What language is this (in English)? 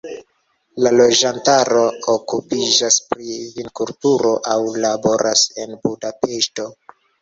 Esperanto